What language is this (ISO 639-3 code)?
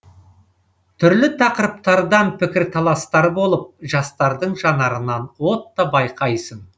kaz